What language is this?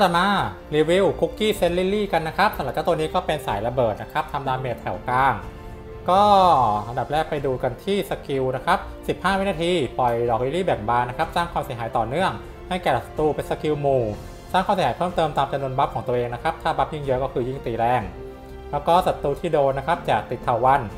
Thai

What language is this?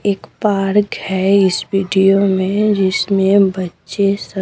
Hindi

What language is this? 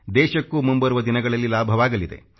Kannada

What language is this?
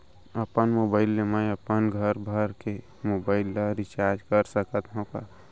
Chhattisgarhi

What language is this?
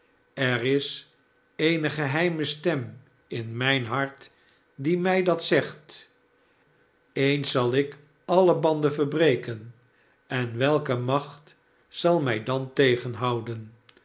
Dutch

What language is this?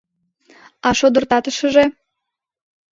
Mari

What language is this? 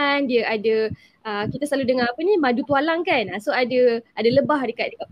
Malay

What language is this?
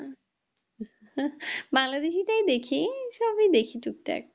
Bangla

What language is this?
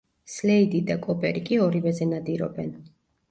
Georgian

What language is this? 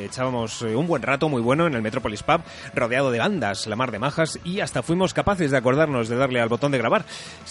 Spanish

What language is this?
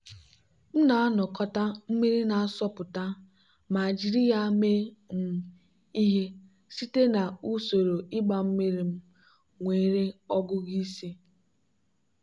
Igbo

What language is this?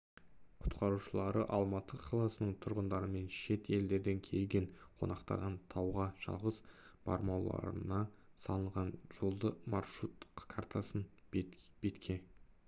Kazakh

